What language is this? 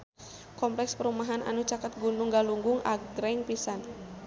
Sundanese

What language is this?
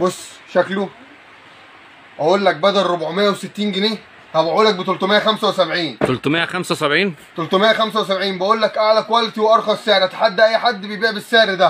Arabic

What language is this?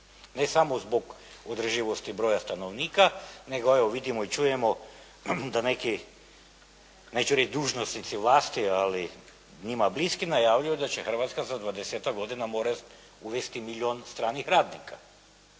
Croatian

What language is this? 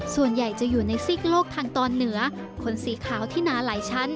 Thai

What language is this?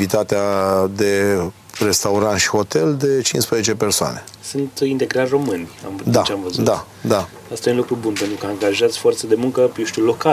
Romanian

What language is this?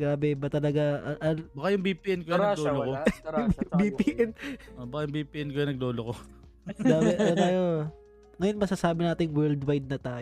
Filipino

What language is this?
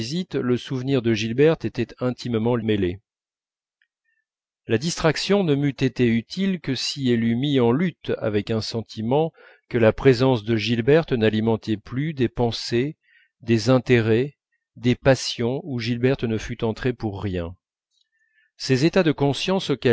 French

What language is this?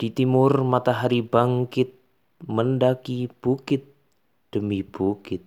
Indonesian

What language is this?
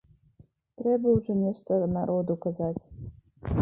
Belarusian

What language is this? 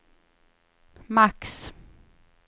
Swedish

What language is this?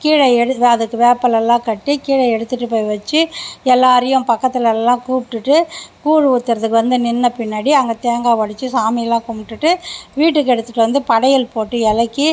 Tamil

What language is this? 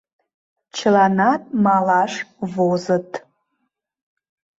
Mari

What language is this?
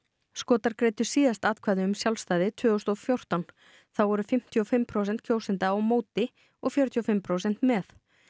Icelandic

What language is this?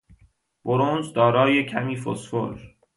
Persian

